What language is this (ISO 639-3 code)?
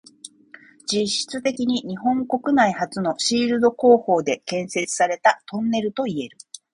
jpn